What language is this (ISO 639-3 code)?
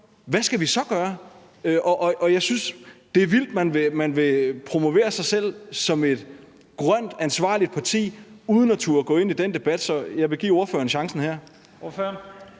dan